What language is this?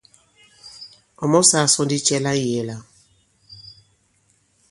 Bankon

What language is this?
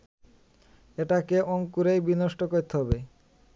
Bangla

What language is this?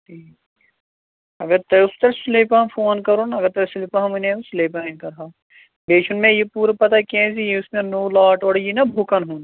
Kashmiri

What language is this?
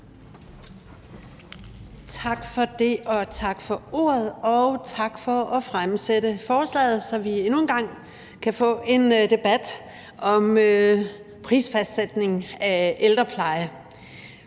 Danish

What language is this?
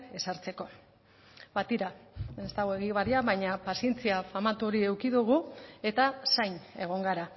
Basque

